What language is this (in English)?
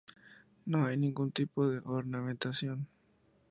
Spanish